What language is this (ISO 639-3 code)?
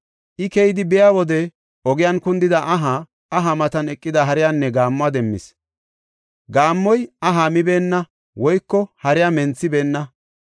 gof